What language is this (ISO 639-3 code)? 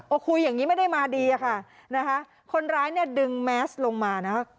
tha